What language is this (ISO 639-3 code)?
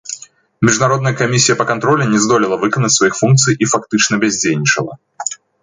bel